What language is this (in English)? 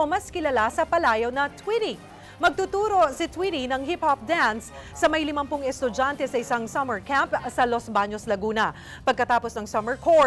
Filipino